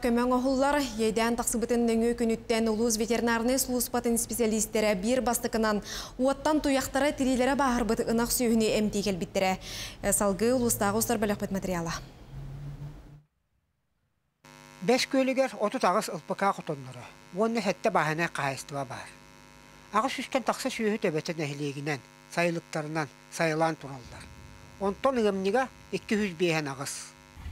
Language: Russian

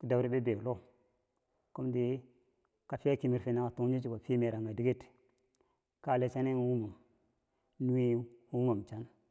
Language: Bangwinji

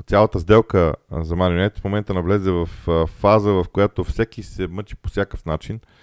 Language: Bulgarian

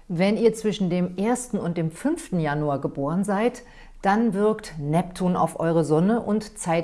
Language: German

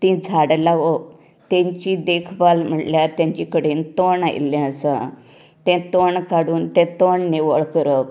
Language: Konkani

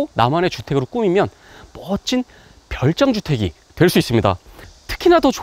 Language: Korean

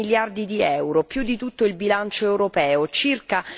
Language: Italian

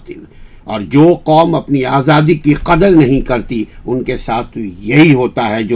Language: Urdu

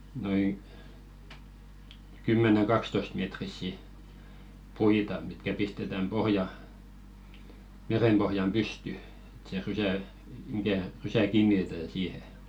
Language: Finnish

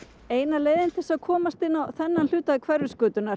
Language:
Icelandic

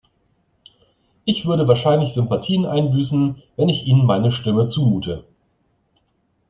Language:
German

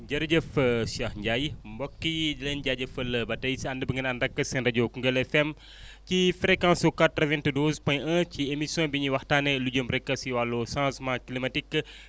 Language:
Wolof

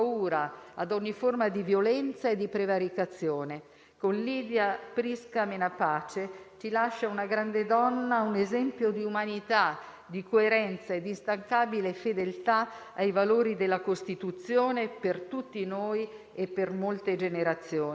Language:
Italian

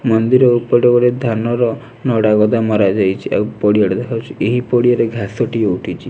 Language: Odia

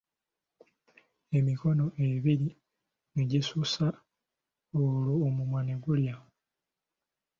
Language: Ganda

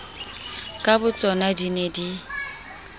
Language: Southern Sotho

